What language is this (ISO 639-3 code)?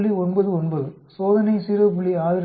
tam